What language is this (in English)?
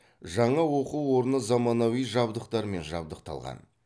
Kazakh